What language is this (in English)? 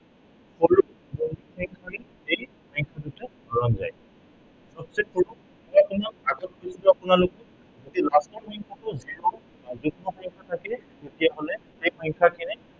Assamese